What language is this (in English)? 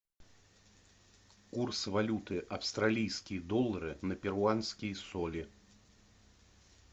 Russian